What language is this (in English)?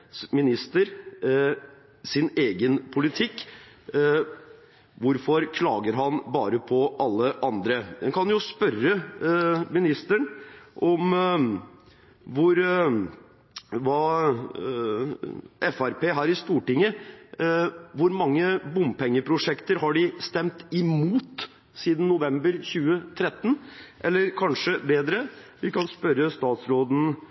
Norwegian Bokmål